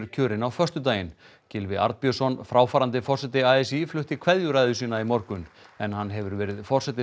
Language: Icelandic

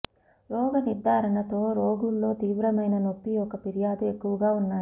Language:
Telugu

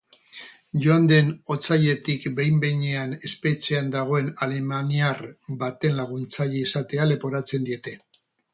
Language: Basque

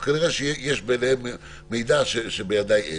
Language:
Hebrew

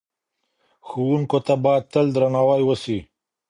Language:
Pashto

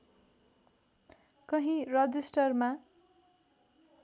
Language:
Nepali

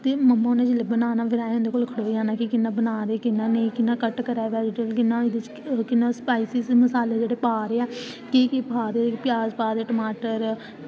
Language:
Dogri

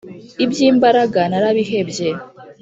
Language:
Kinyarwanda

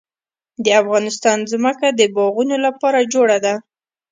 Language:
Pashto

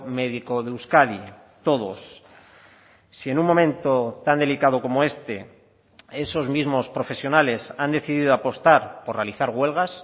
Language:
Spanish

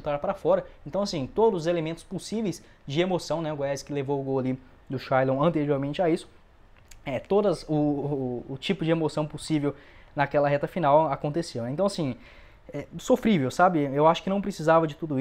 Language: Portuguese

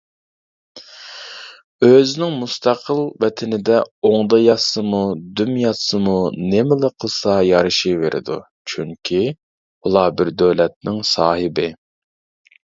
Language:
Uyghur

